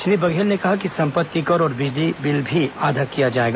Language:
Hindi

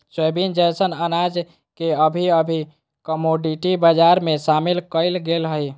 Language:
Magahi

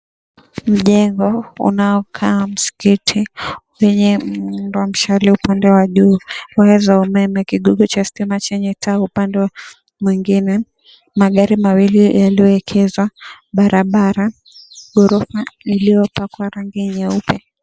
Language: Swahili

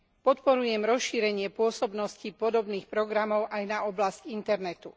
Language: Slovak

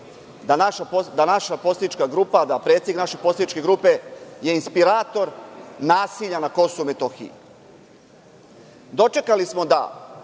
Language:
Serbian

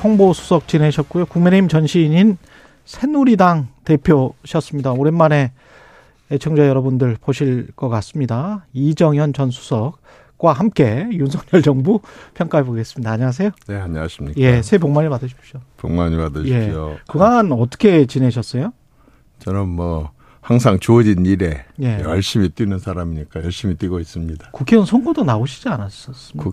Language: Korean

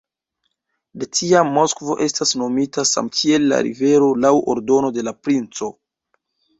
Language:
Esperanto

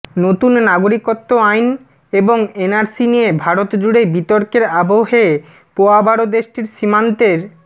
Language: Bangla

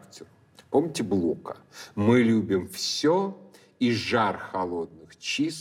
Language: Russian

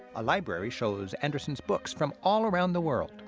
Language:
English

